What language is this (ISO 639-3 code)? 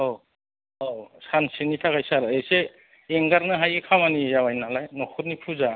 brx